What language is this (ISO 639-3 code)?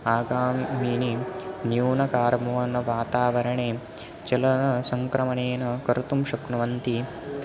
san